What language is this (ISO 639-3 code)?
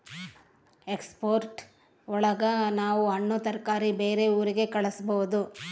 kan